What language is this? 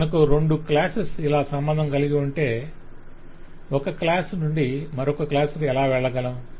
Telugu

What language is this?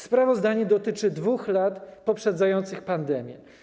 Polish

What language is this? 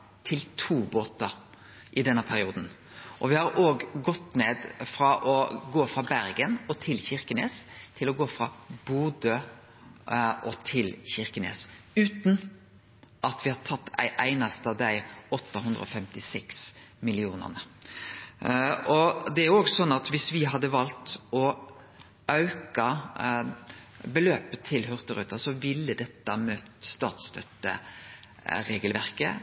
Norwegian Nynorsk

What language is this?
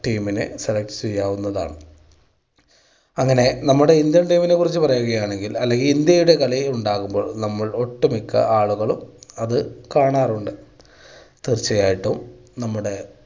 Malayalam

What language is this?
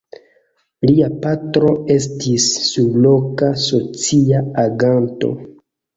Esperanto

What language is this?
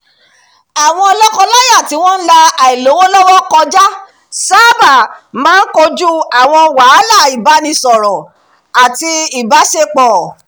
Yoruba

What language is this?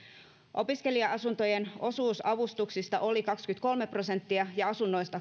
Finnish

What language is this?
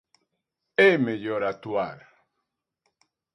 Galician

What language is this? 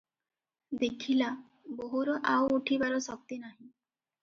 Odia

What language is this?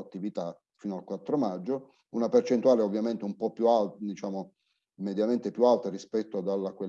Italian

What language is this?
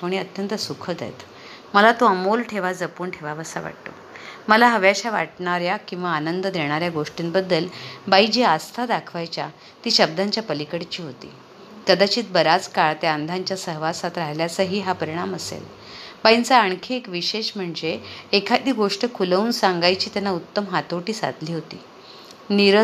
Marathi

